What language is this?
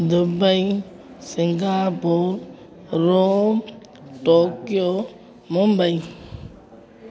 Sindhi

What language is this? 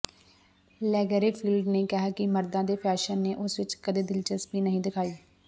Punjabi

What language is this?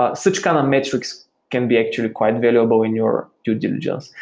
English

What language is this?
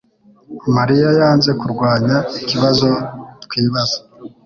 Kinyarwanda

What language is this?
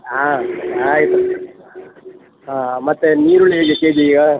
Kannada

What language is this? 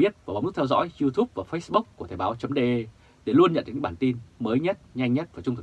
Vietnamese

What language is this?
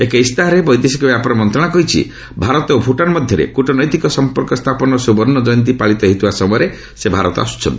Odia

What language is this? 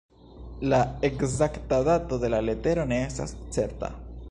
Esperanto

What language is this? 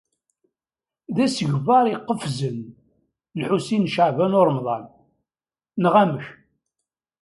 Kabyle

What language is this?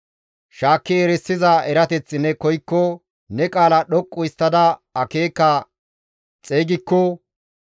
Gamo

